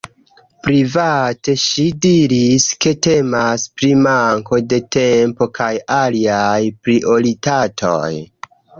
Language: Esperanto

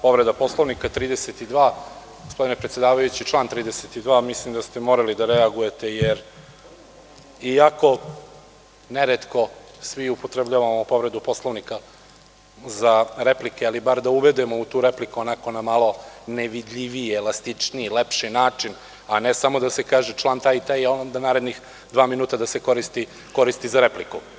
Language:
Serbian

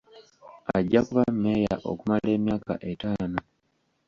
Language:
Ganda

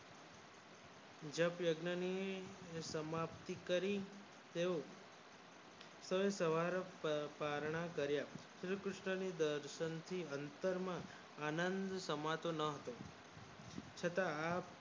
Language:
Gujarati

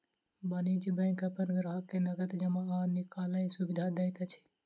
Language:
Maithili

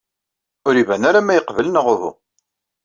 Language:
Kabyle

